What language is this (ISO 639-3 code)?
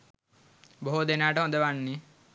sin